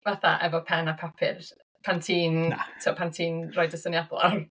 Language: Welsh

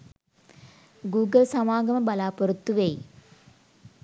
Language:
Sinhala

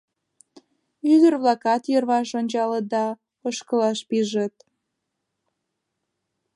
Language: Mari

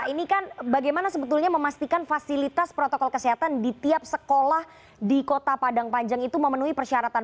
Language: Indonesian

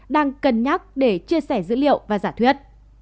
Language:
Vietnamese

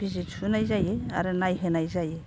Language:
Bodo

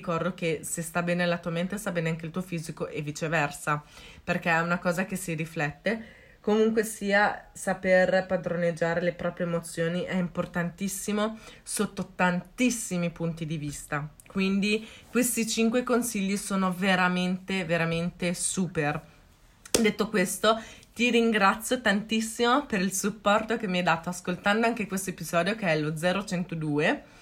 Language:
Italian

